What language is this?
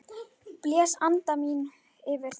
Icelandic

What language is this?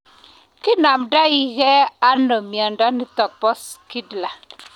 Kalenjin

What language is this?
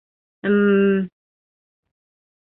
Bashkir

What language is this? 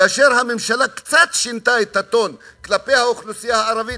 Hebrew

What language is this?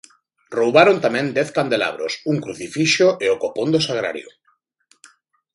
Galician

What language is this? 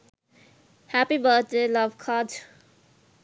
Sinhala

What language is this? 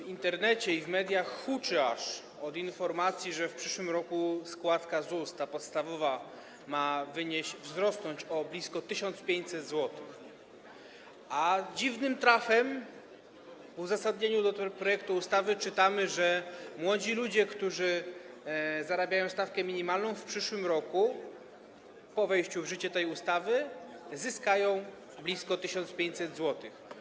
Polish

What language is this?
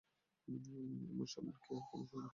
Bangla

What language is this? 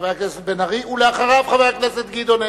Hebrew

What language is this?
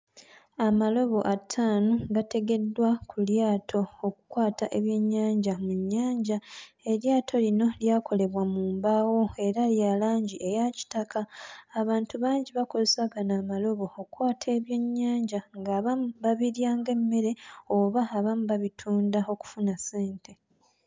Ganda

